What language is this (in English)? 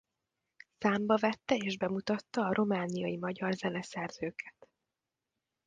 Hungarian